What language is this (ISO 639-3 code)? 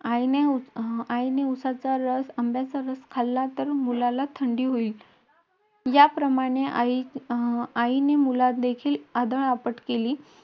mar